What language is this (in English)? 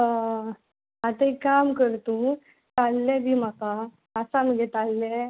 Konkani